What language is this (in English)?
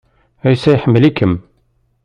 Kabyle